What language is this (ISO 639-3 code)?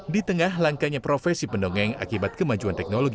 ind